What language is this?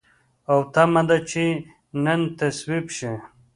Pashto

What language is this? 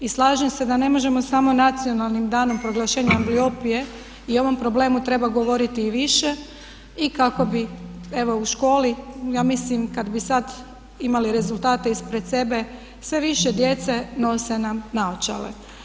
Croatian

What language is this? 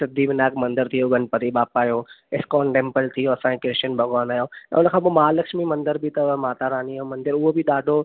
Sindhi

